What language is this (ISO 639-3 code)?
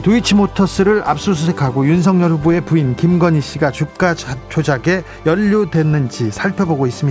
kor